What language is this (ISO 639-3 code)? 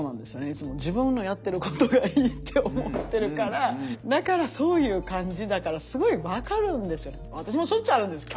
jpn